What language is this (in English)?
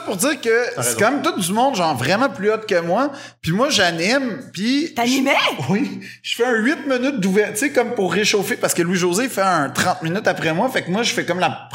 French